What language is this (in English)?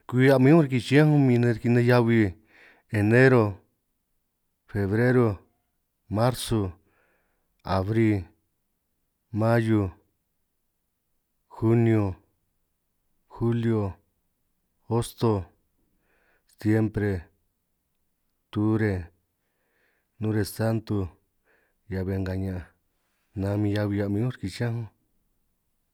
San Martín Itunyoso Triqui